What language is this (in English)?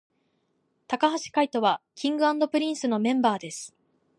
Japanese